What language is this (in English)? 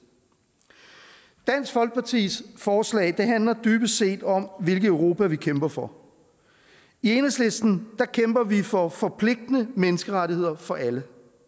Danish